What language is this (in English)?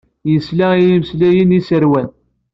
Kabyle